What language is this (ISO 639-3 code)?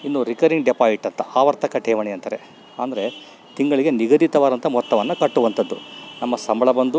kan